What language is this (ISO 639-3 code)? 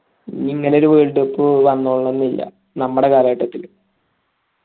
mal